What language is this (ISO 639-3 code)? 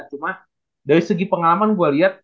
ind